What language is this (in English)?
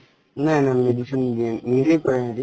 Assamese